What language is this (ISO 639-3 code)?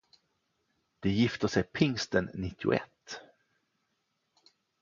swe